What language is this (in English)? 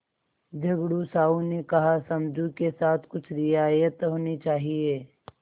Hindi